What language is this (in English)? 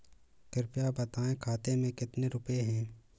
Hindi